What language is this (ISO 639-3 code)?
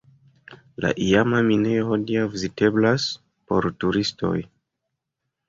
epo